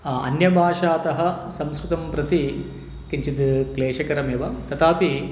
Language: Sanskrit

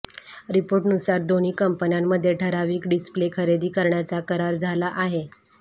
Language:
Marathi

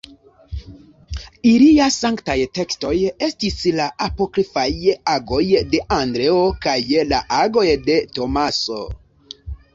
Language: Esperanto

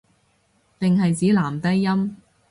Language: Cantonese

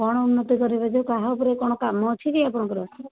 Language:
Odia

